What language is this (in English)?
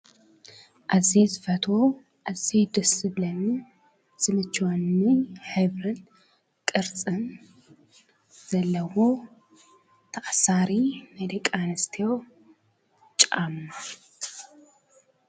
Tigrinya